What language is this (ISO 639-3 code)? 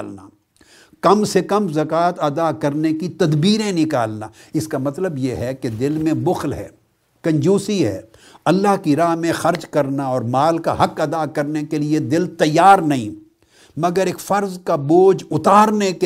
urd